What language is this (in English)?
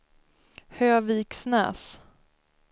Swedish